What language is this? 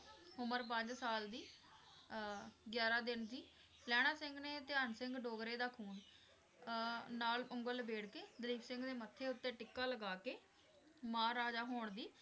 Punjabi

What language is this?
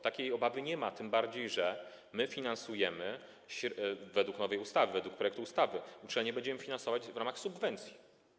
Polish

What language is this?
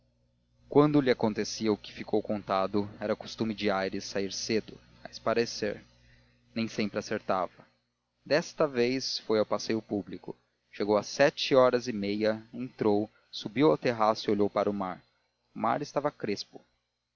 Portuguese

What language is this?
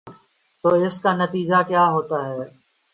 Urdu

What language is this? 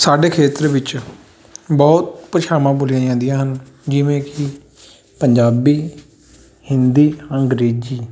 Punjabi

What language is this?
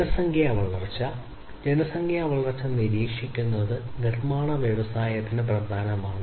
Malayalam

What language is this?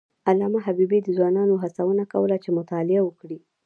Pashto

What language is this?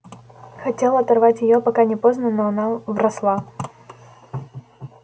Russian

